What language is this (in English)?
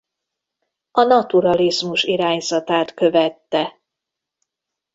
Hungarian